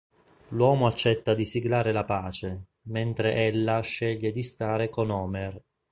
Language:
Italian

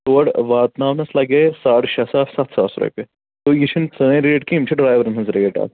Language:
Kashmiri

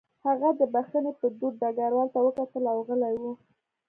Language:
Pashto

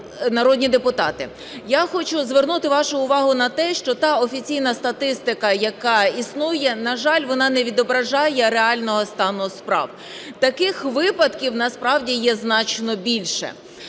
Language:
Ukrainian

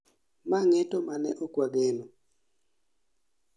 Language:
Luo (Kenya and Tanzania)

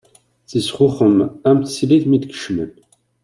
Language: Kabyle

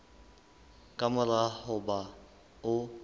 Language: Southern Sotho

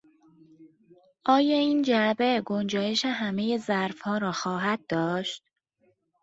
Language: Persian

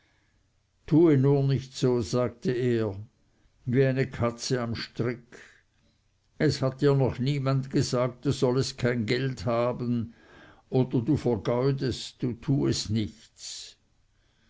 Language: German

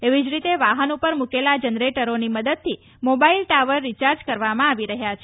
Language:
Gujarati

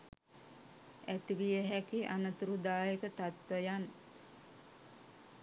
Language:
Sinhala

